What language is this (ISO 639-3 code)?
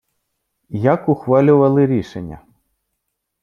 ukr